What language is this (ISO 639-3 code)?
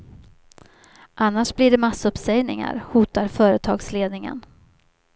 swe